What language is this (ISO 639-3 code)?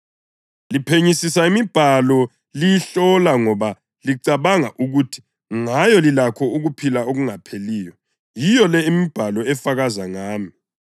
nde